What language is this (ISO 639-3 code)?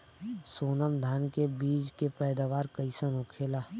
bho